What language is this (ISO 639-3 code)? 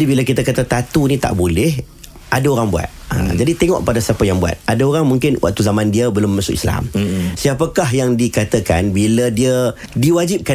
msa